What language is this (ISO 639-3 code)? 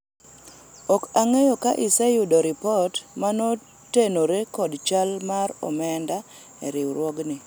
luo